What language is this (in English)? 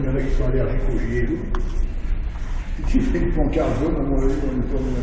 French